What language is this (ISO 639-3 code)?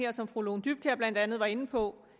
dan